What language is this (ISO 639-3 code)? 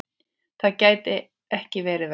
isl